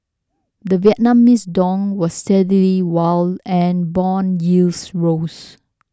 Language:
English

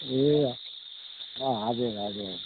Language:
Nepali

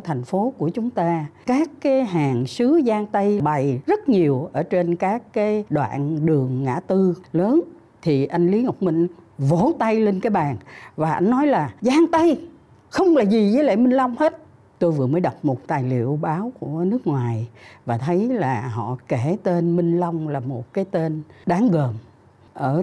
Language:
Vietnamese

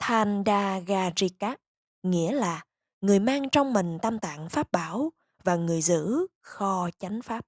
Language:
Vietnamese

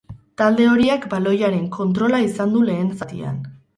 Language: Basque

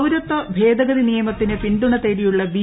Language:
Malayalam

